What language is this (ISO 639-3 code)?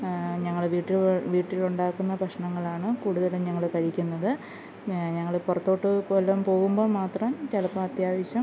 mal